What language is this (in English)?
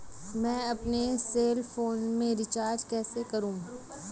Hindi